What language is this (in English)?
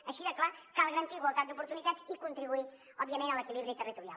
Catalan